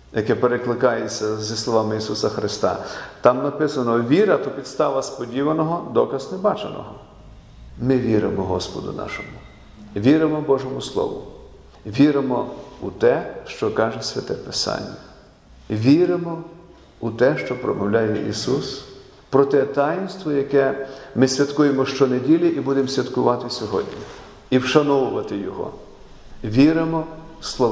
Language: Ukrainian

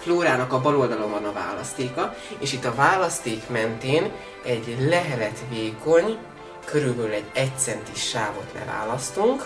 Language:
Hungarian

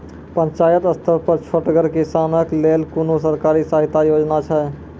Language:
Maithili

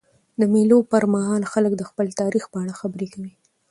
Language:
Pashto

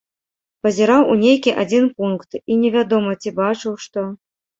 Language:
Belarusian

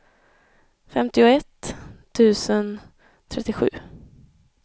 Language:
Swedish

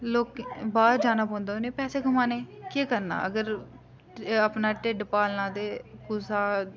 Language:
Dogri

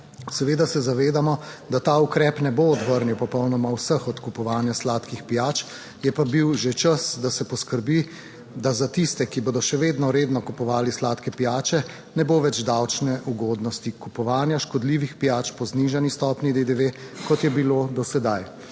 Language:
Slovenian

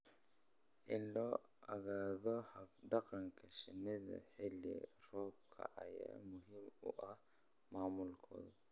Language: Somali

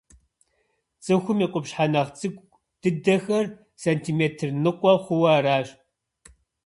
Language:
Kabardian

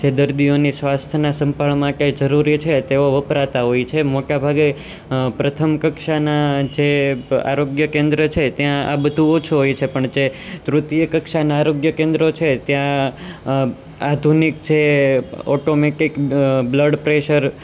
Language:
Gujarati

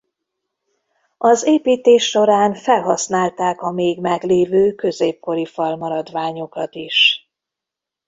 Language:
Hungarian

